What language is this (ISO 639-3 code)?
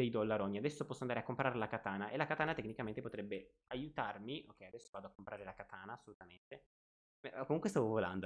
ita